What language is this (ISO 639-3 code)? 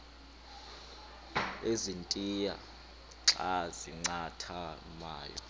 xho